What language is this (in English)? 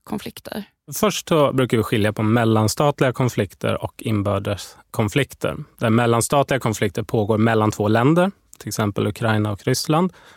Swedish